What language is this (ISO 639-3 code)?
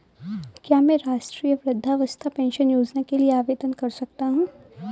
hin